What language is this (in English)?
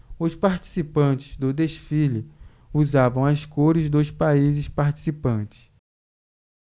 Portuguese